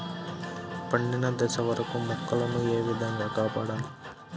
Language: Telugu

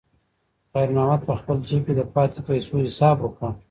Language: Pashto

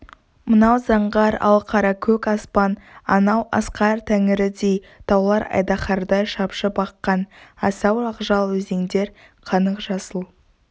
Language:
Kazakh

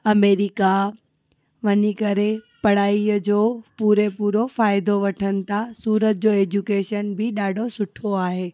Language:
Sindhi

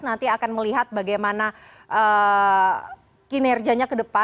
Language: Indonesian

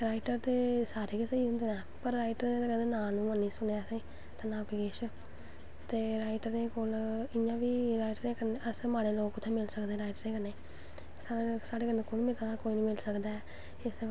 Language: Dogri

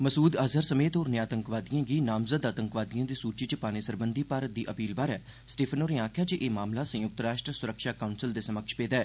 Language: Dogri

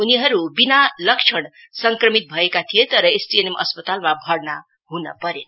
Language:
Nepali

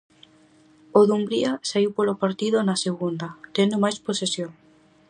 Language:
Galician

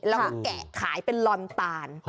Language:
Thai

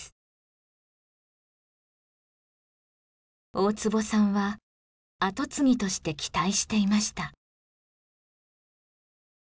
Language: Japanese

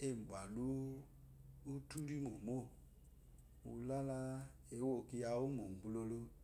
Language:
Eloyi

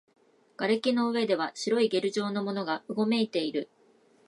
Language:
Japanese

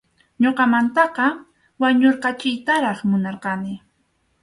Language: Arequipa-La Unión Quechua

